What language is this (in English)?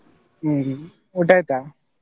Kannada